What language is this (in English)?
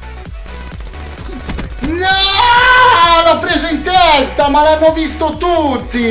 Italian